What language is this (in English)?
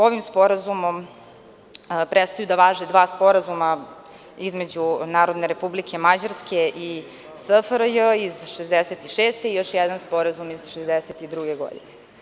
Serbian